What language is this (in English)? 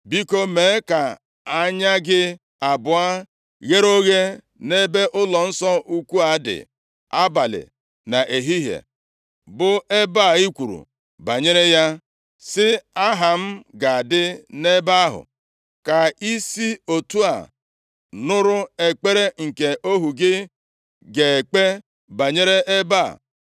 Igbo